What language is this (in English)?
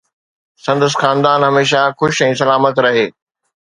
Sindhi